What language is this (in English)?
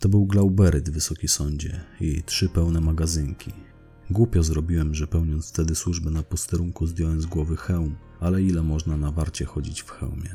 Polish